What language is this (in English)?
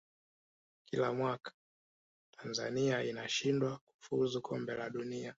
Swahili